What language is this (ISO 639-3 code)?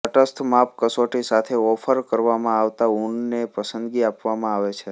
guj